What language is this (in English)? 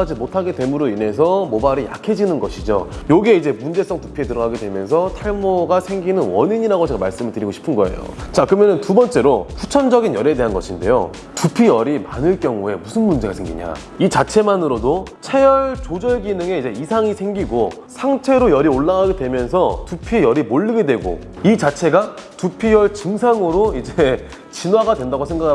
Korean